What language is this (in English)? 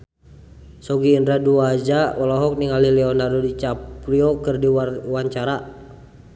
Sundanese